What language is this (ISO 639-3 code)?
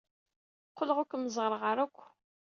kab